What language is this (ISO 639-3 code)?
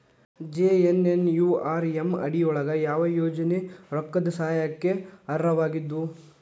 kan